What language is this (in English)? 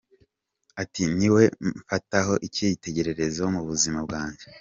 Kinyarwanda